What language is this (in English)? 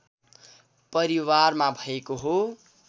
Nepali